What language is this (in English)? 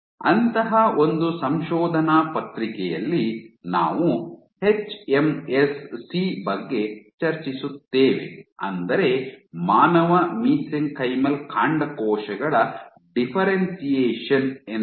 Kannada